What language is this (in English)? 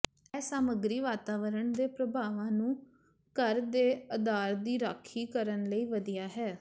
Punjabi